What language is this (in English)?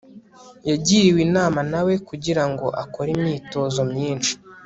Kinyarwanda